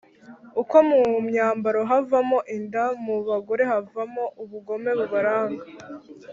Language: Kinyarwanda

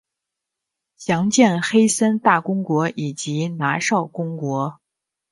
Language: Chinese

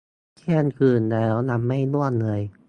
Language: Thai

